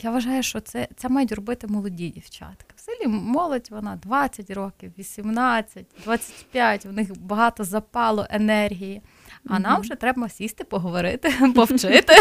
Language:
Ukrainian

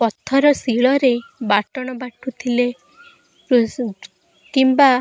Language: Odia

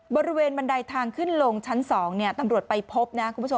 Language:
Thai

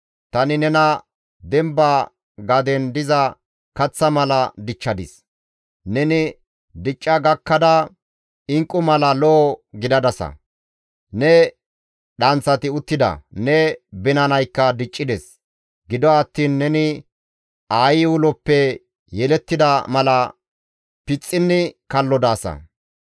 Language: Gamo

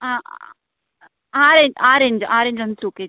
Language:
Kannada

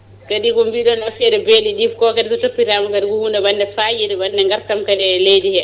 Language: Fula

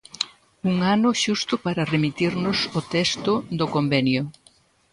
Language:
Galician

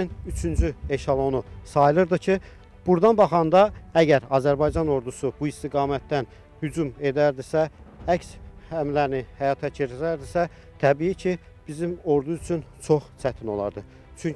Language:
Turkish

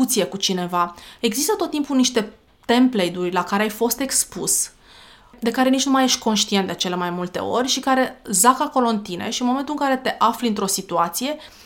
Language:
Romanian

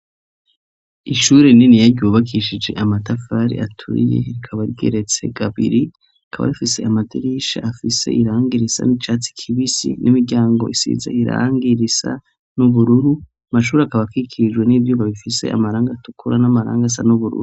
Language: Rundi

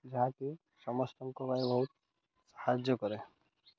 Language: Odia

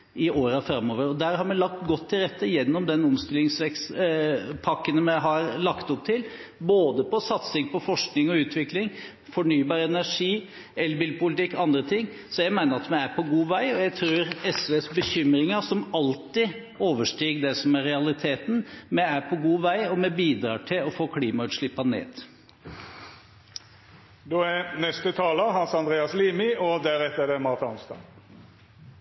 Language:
Norwegian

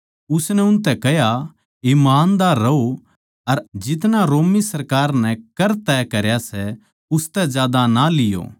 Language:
Haryanvi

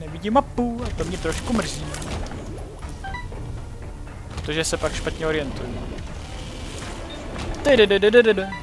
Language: Czech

